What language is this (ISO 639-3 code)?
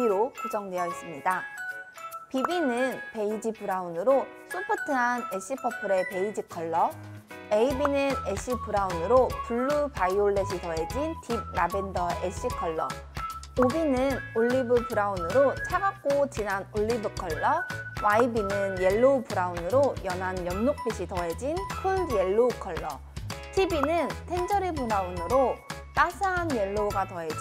kor